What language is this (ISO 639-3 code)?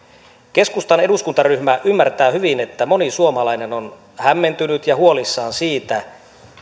fin